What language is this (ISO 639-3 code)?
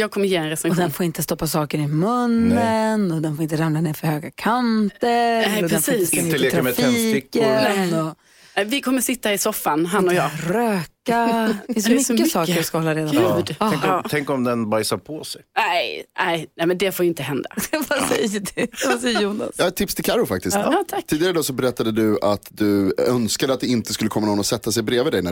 swe